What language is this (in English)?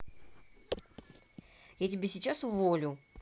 Russian